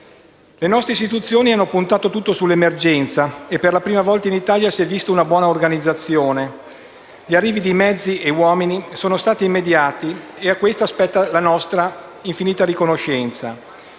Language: Italian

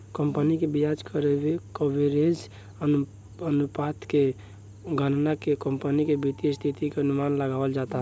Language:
Bhojpuri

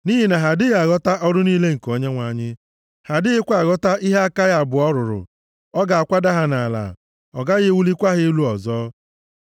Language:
Igbo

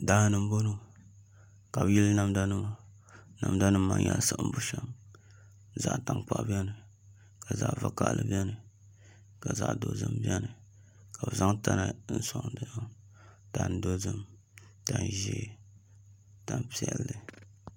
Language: Dagbani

